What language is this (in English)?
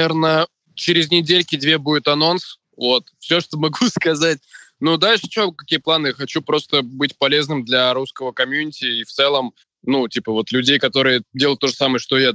Russian